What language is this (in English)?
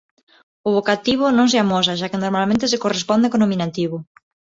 Galician